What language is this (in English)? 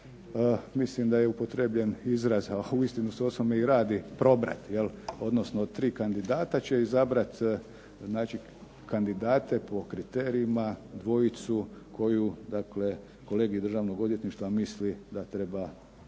Croatian